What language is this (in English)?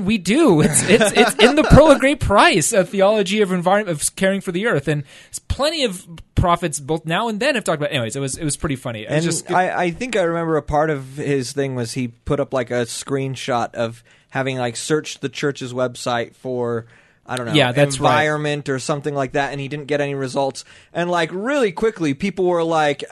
English